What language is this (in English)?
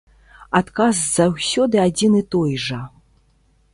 Belarusian